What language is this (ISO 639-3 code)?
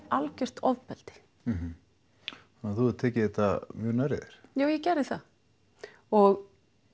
isl